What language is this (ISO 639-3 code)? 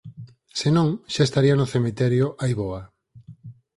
glg